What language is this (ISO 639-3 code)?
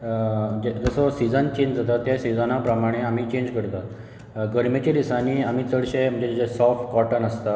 kok